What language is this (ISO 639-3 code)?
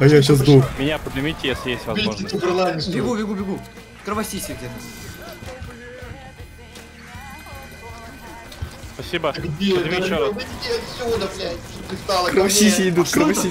rus